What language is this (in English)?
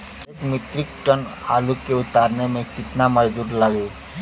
Bhojpuri